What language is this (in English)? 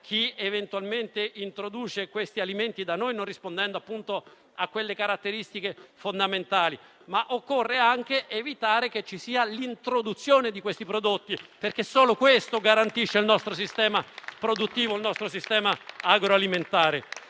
Italian